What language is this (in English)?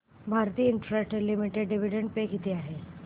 Marathi